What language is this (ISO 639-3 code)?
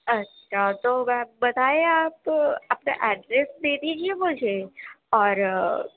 urd